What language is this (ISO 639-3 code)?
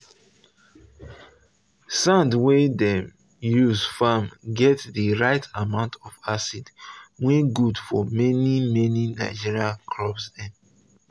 pcm